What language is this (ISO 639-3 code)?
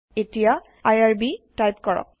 asm